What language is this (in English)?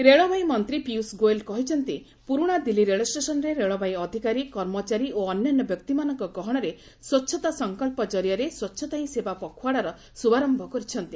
Odia